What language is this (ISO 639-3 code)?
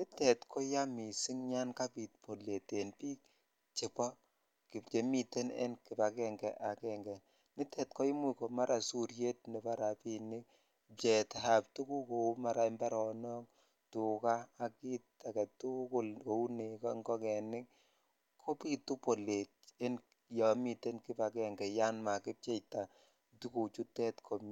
kln